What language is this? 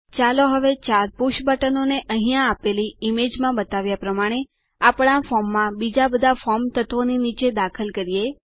Gujarati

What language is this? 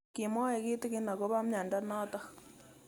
Kalenjin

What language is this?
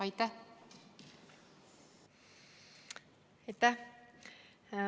Estonian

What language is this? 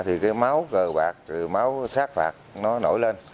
Vietnamese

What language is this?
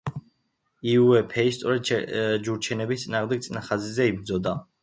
Georgian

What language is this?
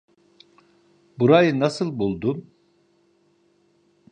Turkish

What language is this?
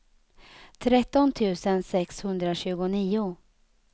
Swedish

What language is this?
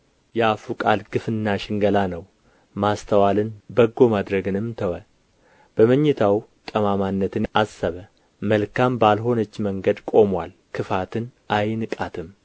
Amharic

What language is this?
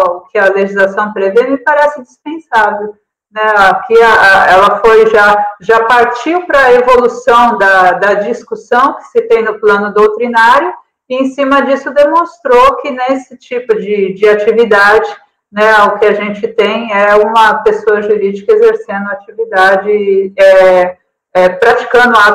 Portuguese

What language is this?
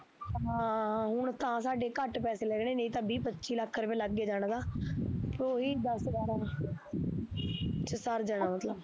Punjabi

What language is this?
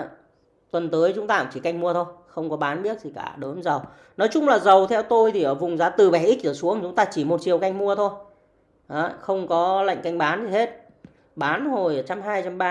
Vietnamese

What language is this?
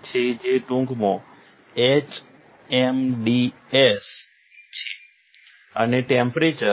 Gujarati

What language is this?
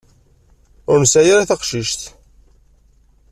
Kabyle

